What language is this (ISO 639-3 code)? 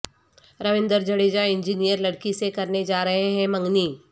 urd